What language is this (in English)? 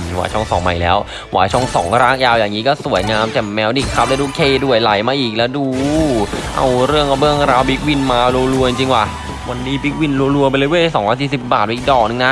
Thai